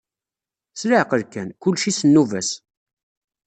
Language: Kabyle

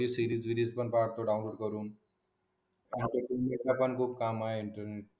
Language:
Marathi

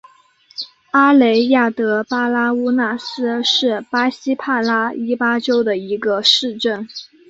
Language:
Chinese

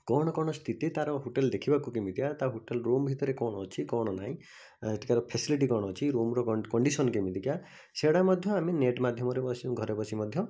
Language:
Odia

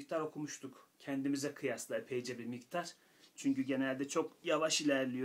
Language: Turkish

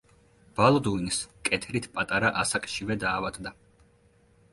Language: Georgian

